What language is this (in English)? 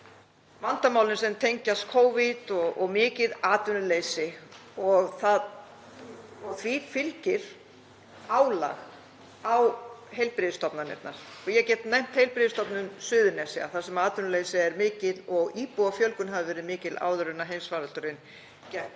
Icelandic